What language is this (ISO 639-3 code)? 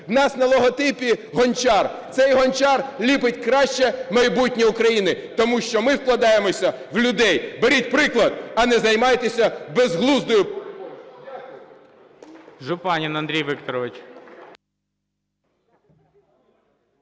ukr